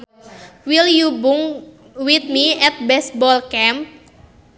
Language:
Sundanese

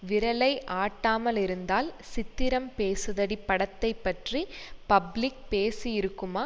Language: Tamil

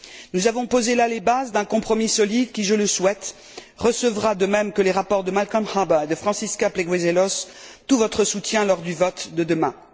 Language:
French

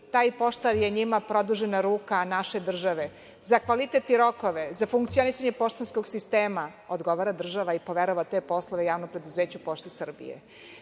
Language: Serbian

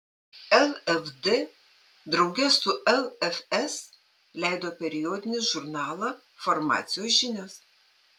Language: Lithuanian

